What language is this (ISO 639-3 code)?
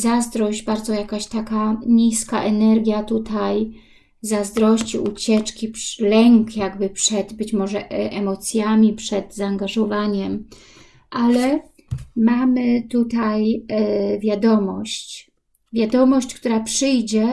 pol